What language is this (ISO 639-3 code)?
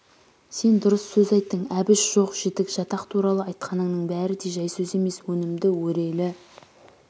kaz